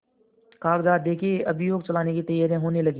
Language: Hindi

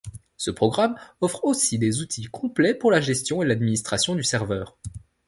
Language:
French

